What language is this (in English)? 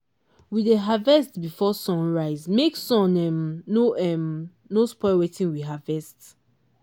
Nigerian Pidgin